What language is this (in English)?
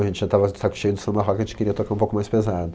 Portuguese